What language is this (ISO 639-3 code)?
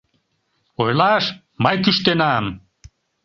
chm